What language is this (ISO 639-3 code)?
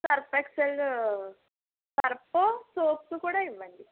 tel